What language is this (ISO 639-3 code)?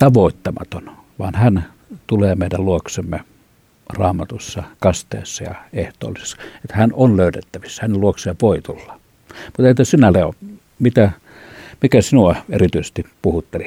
fin